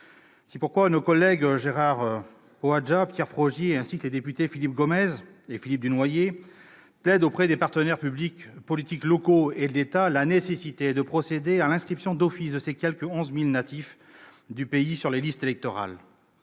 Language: French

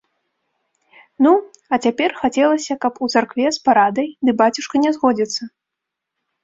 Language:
Belarusian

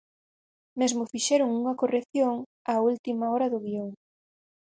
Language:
Galician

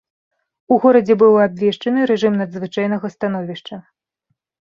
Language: Belarusian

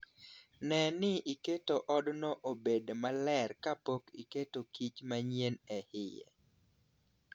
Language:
Luo (Kenya and Tanzania)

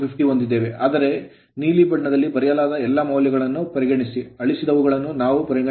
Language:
Kannada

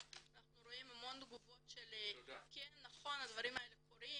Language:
Hebrew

